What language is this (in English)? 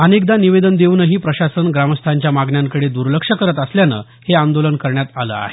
Marathi